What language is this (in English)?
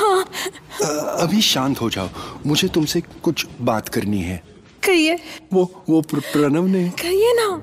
Hindi